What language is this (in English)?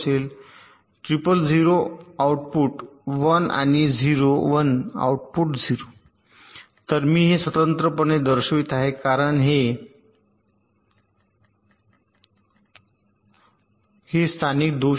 Marathi